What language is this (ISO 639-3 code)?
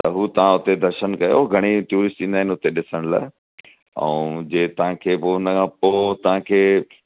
snd